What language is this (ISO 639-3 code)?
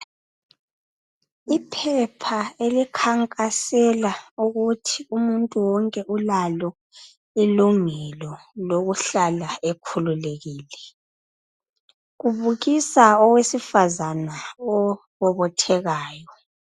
nde